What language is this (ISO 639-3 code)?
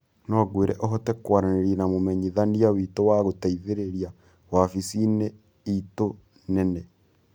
kik